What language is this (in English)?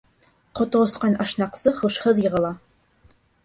Bashkir